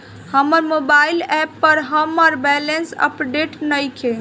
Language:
Bhojpuri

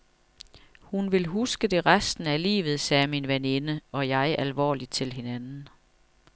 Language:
Danish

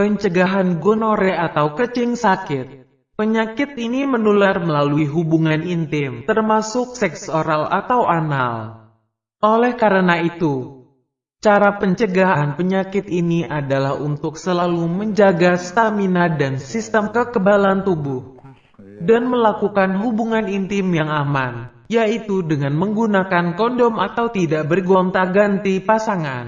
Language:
Indonesian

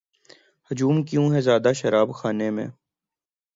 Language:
Urdu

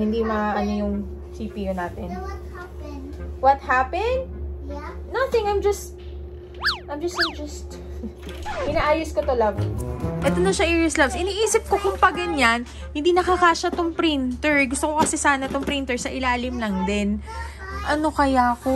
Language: Filipino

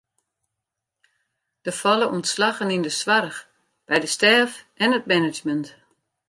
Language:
Western Frisian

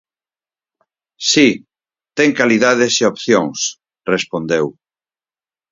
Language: Galician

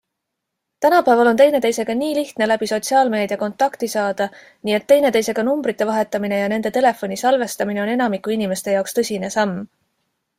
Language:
Estonian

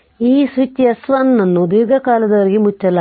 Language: Kannada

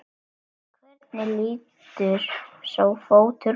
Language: Icelandic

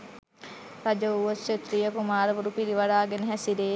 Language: Sinhala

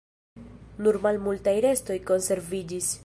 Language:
Esperanto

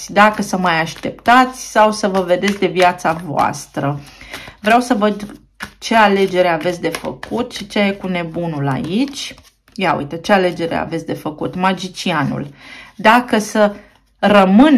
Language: Romanian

